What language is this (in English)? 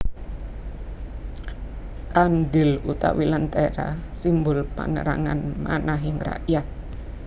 Javanese